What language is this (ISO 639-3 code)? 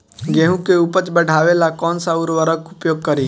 bho